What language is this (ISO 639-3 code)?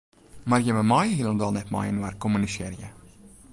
fry